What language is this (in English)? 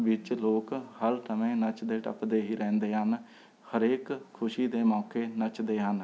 Punjabi